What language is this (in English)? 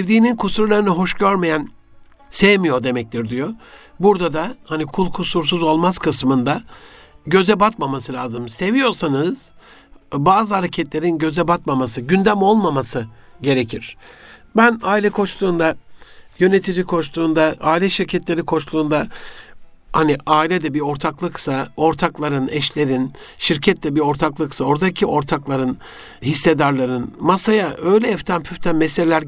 Turkish